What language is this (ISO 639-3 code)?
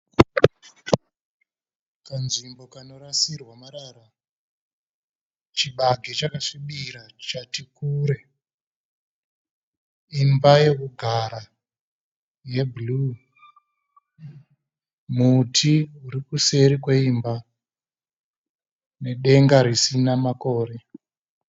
sna